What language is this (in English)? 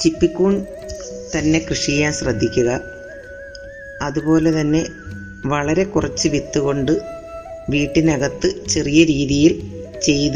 Malayalam